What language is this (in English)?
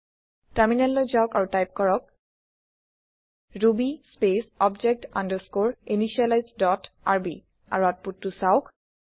Assamese